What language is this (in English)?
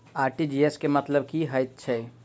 Maithili